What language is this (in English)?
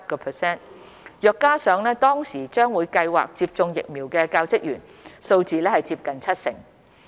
Cantonese